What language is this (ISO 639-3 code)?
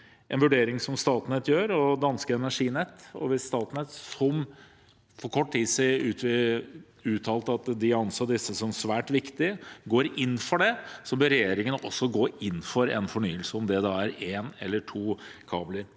nor